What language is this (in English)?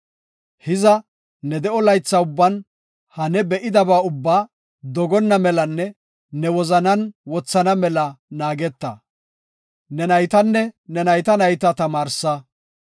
Gofa